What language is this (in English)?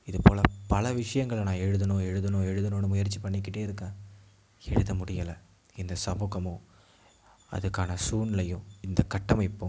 Tamil